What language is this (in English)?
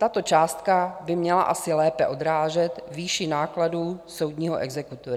Czech